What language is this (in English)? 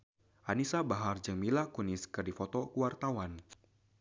Sundanese